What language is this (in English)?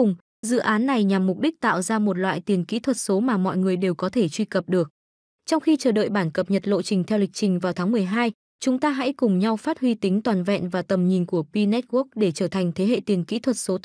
Vietnamese